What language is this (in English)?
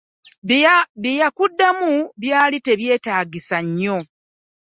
Ganda